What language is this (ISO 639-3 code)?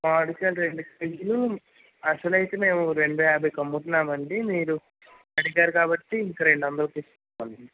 tel